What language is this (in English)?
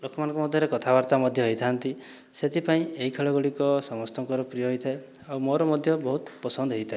Odia